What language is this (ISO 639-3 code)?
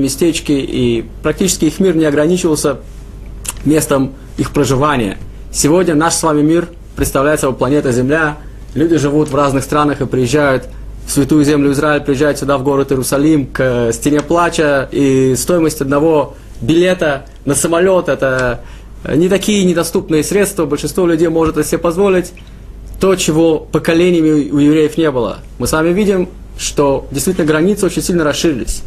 rus